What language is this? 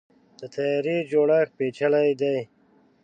Pashto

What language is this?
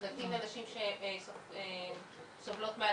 Hebrew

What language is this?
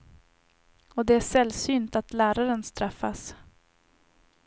Swedish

